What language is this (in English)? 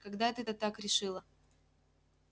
Russian